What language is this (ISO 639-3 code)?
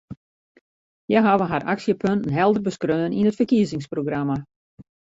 fry